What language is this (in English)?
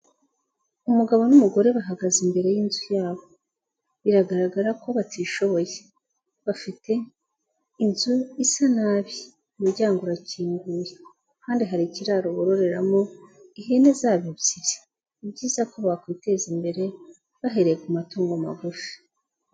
Kinyarwanda